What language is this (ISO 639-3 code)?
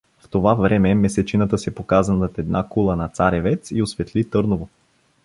bul